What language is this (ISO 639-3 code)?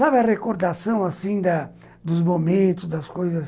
por